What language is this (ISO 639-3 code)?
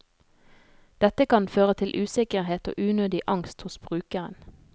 nor